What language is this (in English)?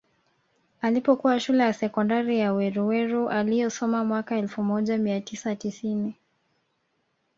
Swahili